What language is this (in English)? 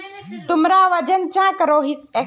Magahi